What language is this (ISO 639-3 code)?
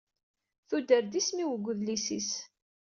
kab